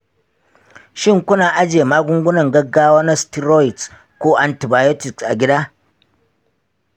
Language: Hausa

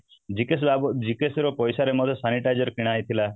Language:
Odia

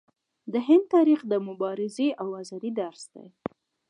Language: Pashto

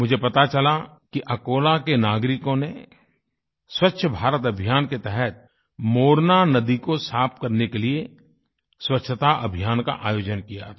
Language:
Hindi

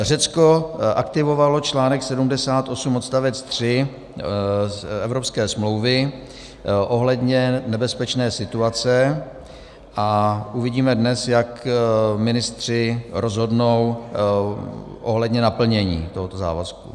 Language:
Czech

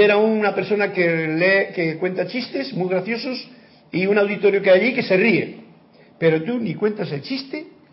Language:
Spanish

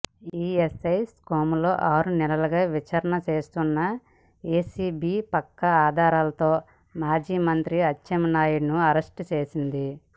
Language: Telugu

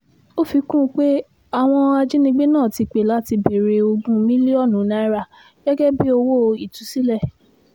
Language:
Yoruba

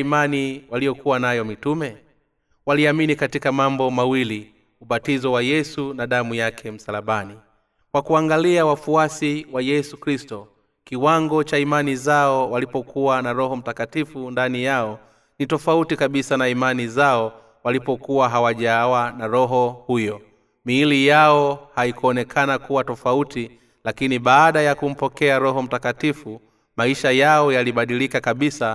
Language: Swahili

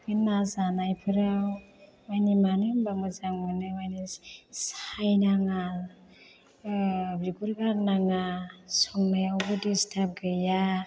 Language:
Bodo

